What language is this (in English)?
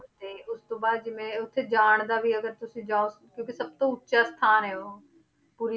Punjabi